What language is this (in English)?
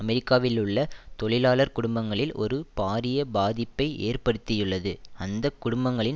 Tamil